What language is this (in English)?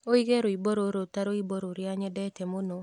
Kikuyu